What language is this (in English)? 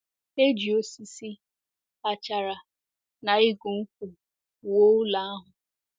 Igbo